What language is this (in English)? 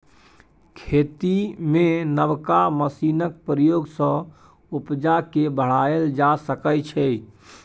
Maithili